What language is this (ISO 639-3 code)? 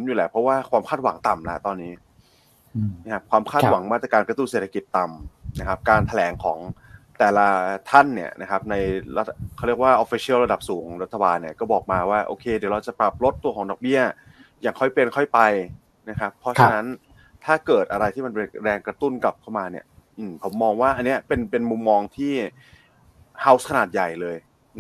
tha